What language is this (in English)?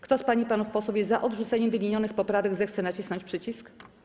Polish